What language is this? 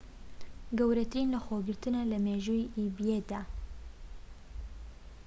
Central Kurdish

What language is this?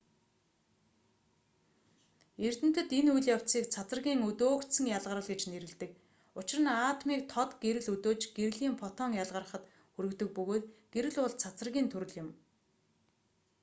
Mongolian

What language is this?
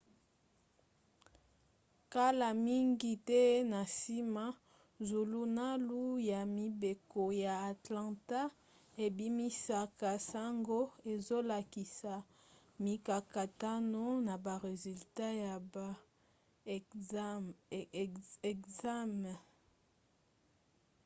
Lingala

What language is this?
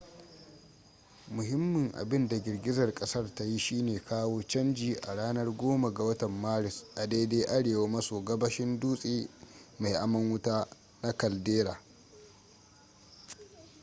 Hausa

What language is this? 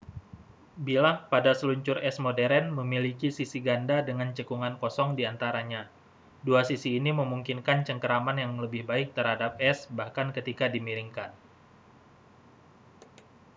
Indonesian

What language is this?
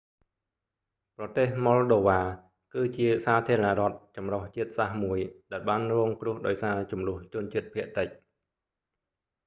Khmer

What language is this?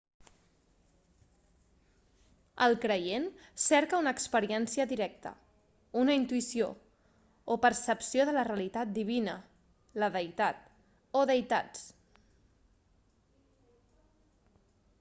Catalan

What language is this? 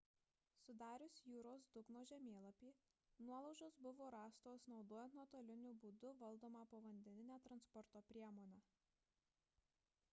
Lithuanian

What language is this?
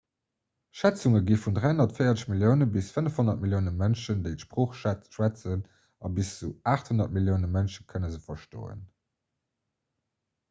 Luxembourgish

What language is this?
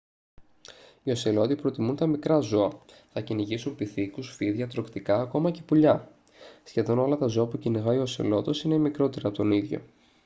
Greek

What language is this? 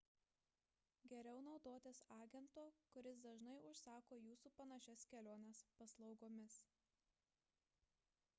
Lithuanian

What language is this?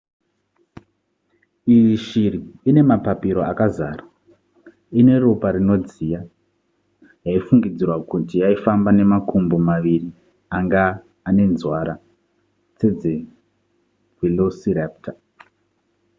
Shona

